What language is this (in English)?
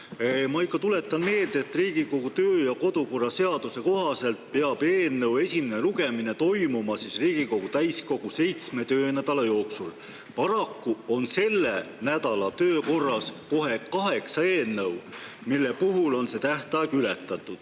Estonian